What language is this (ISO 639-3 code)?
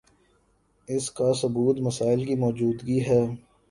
urd